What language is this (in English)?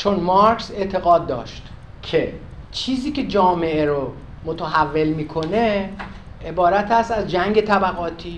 Persian